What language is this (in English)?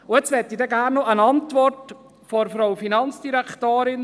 Swiss German